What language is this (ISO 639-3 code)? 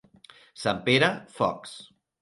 cat